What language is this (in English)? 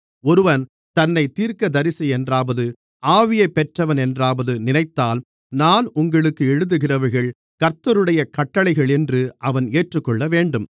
Tamil